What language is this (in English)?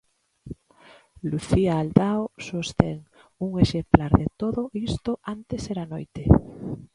Galician